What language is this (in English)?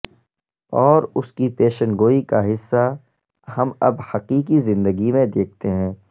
Urdu